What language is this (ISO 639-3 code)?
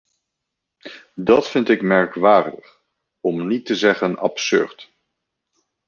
nld